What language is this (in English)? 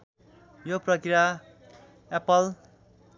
Nepali